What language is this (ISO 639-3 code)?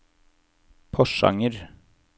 nor